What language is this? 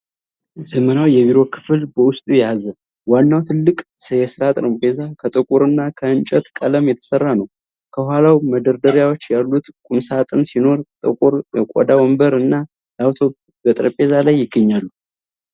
Amharic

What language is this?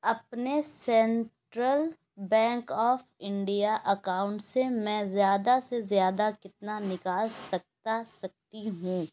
Urdu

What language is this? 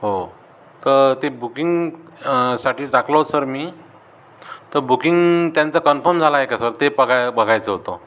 Marathi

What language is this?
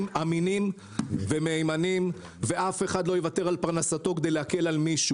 Hebrew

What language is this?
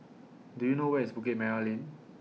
English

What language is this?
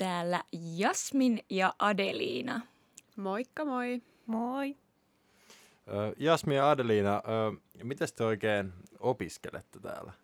Finnish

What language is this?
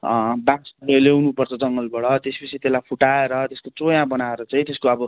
Nepali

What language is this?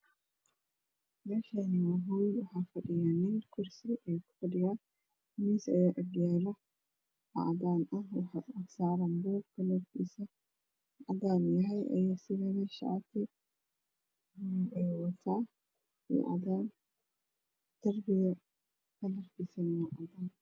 Somali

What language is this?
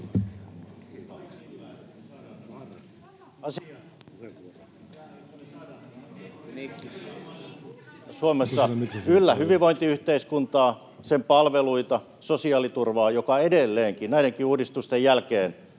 Finnish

